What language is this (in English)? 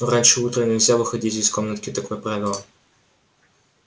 Russian